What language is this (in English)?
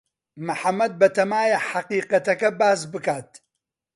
Central Kurdish